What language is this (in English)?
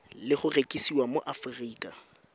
Tswana